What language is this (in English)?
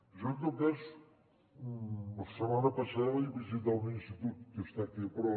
Catalan